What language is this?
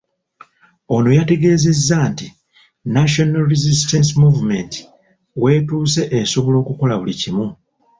Ganda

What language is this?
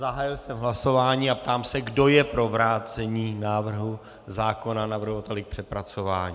Czech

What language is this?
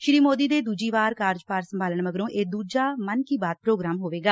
Punjabi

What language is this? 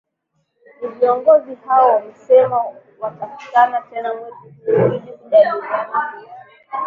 Swahili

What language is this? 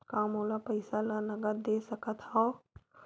Chhattisgarhi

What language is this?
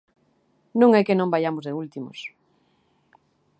Galician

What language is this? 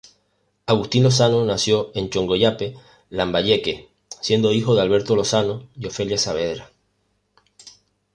Spanish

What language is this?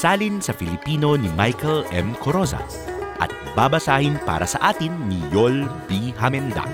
Filipino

